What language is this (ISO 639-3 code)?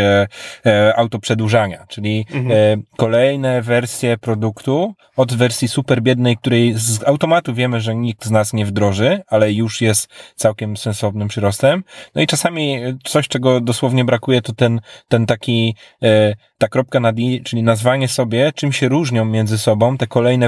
pol